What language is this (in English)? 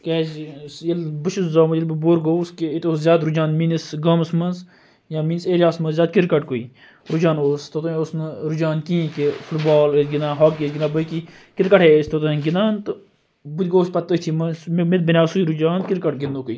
Kashmiri